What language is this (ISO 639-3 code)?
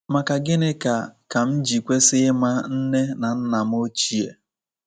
ibo